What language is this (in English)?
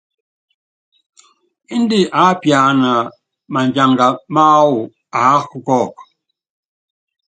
Yangben